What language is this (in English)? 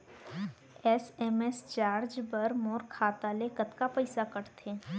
Chhattisgarhi